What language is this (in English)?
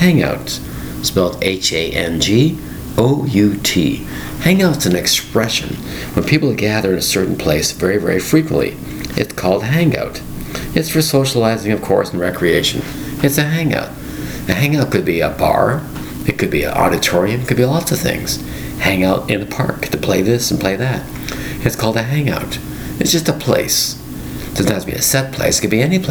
English